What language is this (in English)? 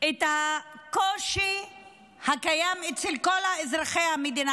Hebrew